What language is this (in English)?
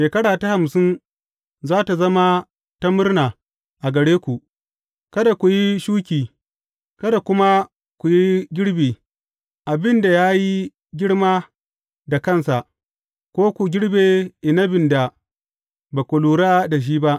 Hausa